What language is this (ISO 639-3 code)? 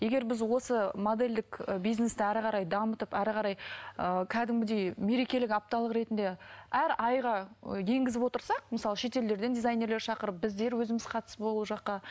kaz